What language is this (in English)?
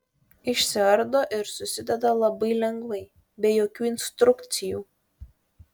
Lithuanian